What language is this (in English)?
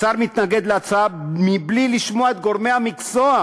Hebrew